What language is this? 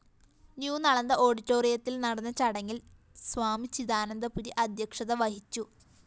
Malayalam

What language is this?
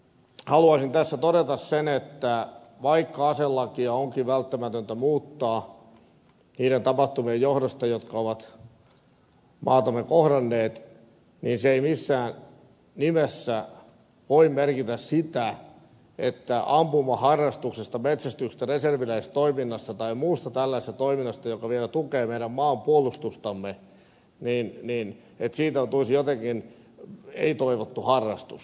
Finnish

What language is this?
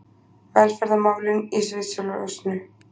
Icelandic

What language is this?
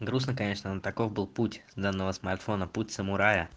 Russian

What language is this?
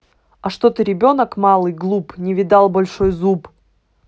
Russian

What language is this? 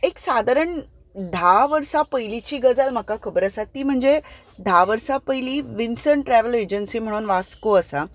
Konkani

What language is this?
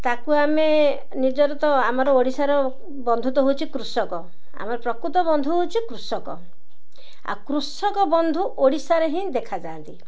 Odia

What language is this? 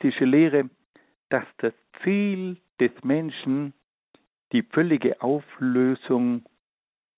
German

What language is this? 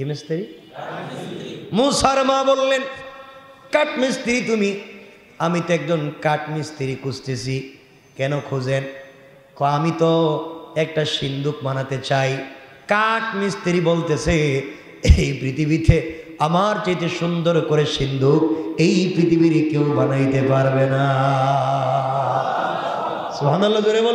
Arabic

